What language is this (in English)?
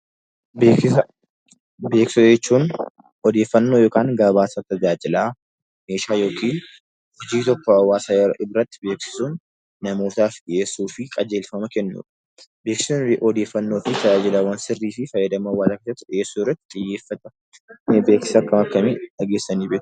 Oromo